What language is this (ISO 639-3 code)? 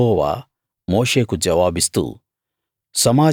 tel